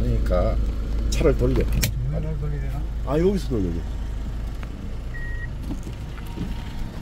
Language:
Korean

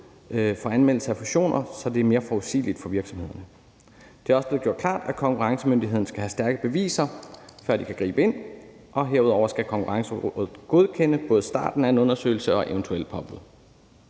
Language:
Danish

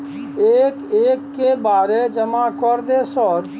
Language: Maithili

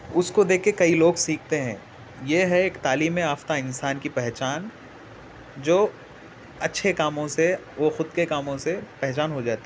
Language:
Urdu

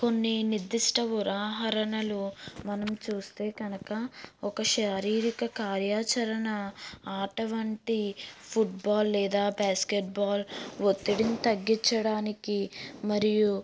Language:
Telugu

